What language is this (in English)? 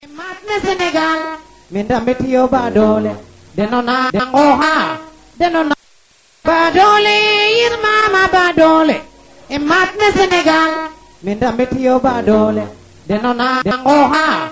Serer